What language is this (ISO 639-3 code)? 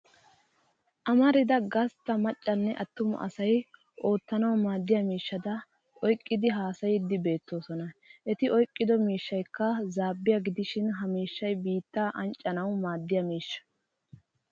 wal